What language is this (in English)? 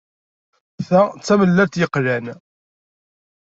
Kabyle